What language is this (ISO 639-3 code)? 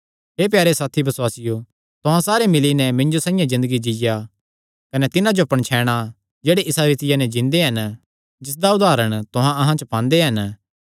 xnr